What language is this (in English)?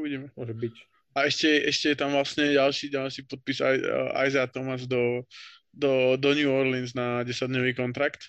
Slovak